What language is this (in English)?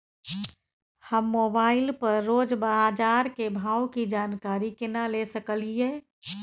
Maithili